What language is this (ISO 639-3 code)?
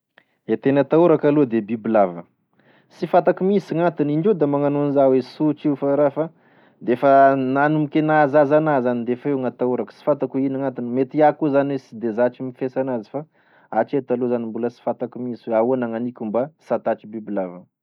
tkg